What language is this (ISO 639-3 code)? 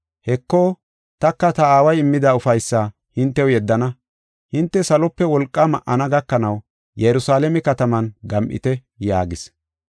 gof